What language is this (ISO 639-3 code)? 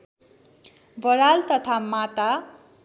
nep